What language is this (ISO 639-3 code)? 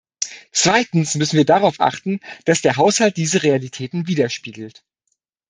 deu